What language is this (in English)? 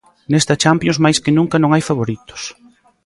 Galician